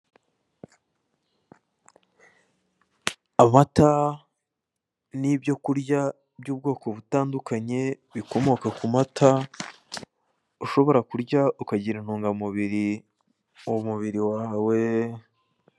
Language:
Kinyarwanda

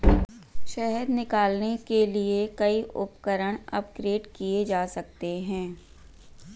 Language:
Hindi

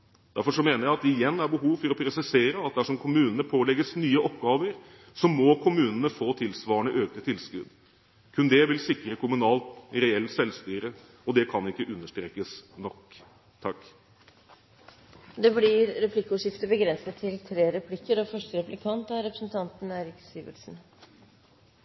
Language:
Norwegian Bokmål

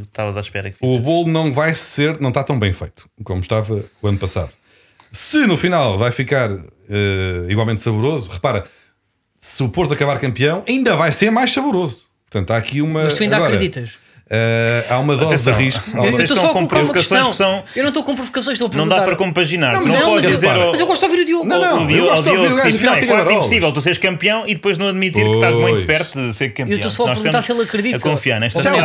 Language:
Portuguese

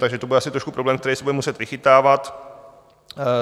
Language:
Czech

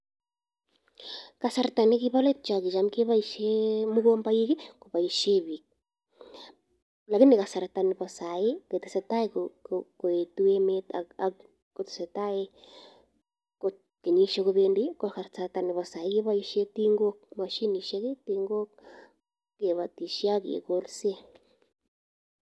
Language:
Kalenjin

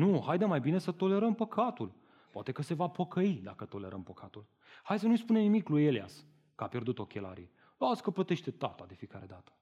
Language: Romanian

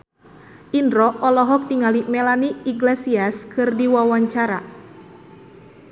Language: Sundanese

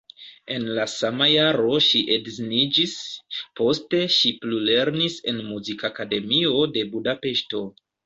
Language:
Esperanto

